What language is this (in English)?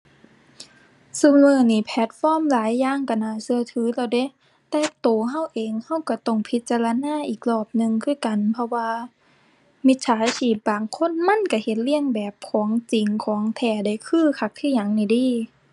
Thai